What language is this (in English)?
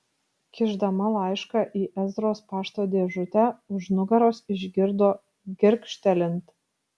Lithuanian